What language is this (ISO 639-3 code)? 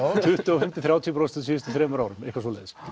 isl